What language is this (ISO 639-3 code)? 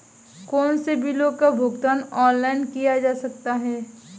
hin